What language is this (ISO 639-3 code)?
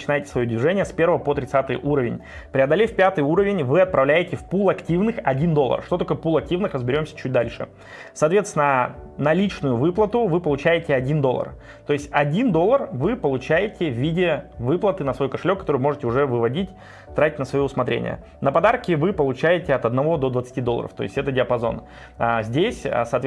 rus